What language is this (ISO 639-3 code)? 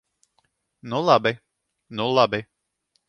lav